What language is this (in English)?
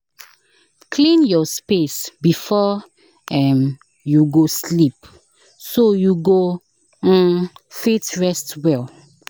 Nigerian Pidgin